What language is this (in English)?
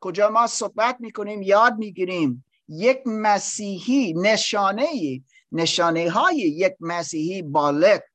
Persian